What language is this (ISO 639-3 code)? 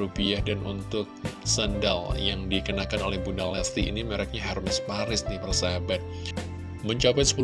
ind